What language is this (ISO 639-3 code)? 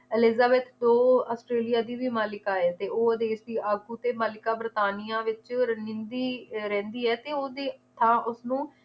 pan